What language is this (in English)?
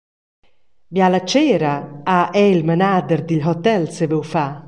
Romansh